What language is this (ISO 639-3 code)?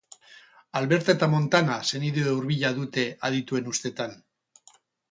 eus